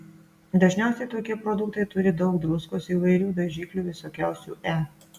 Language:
Lithuanian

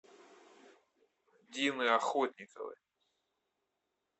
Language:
Russian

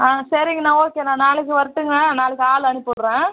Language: Tamil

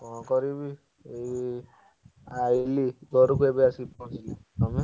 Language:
Odia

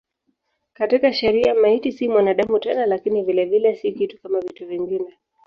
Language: Swahili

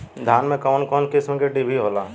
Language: Bhojpuri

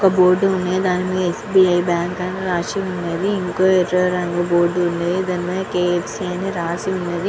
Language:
Telugu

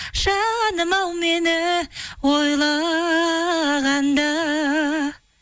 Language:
Kazakh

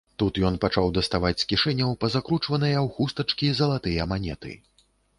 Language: Belarusian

